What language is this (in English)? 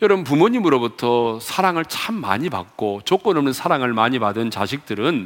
Korean